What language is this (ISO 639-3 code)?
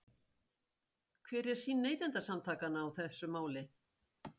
isl